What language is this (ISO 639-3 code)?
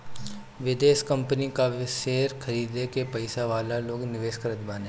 bho